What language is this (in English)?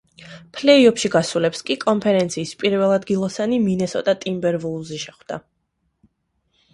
Georgian